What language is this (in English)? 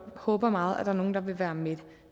Danish